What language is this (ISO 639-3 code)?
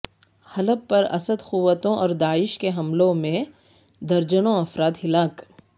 urd